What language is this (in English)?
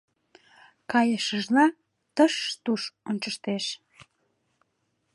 Mari